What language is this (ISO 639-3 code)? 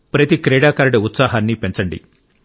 tel